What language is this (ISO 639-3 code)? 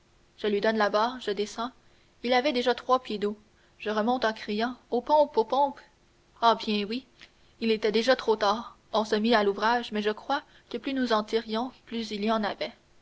fra